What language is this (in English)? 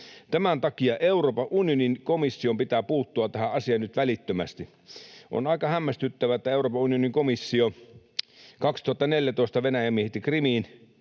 Finnish